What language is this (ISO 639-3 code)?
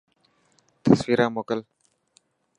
mki